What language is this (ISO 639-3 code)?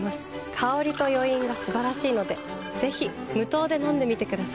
jpn